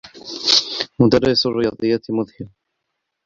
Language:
Arabic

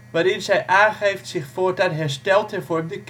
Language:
Dutch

